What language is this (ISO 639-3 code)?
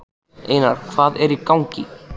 isl